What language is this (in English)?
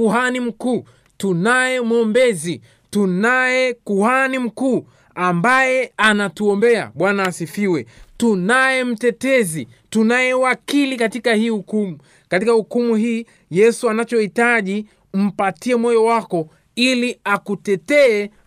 Swahili